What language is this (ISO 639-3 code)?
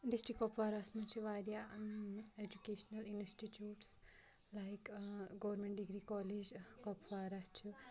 kas